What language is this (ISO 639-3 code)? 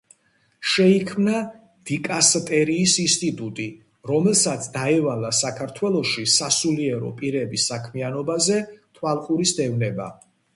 kat